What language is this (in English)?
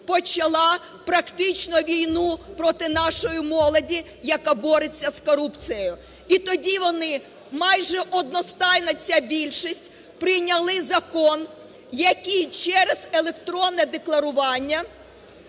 Ukrainian